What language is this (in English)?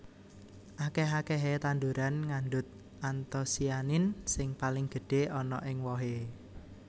Javanese